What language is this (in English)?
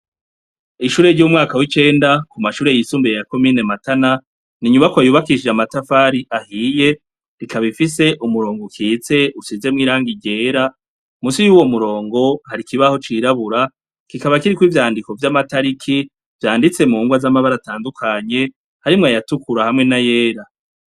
Rundi